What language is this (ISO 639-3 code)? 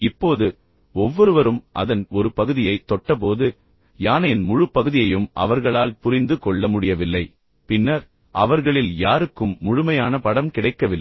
tam